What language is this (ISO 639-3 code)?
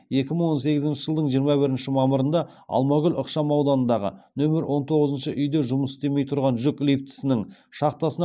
kaz